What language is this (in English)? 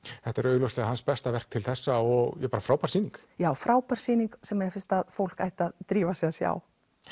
Icelandic